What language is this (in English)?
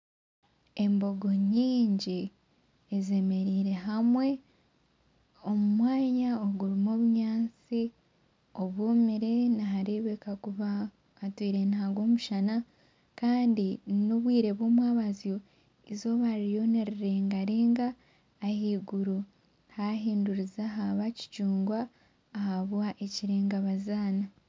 Nyankole